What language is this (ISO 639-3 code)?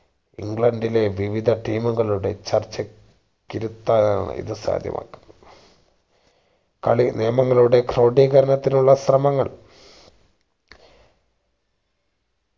mal